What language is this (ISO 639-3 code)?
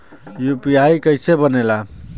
bho